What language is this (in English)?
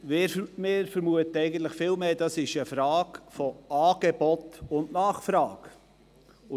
Swiss German